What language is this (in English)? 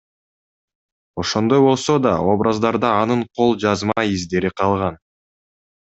Kyrgyz